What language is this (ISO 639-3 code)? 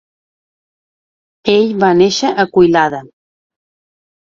cat